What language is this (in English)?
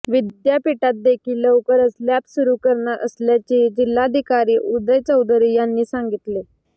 Marathi